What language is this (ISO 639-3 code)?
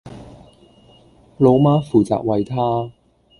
yue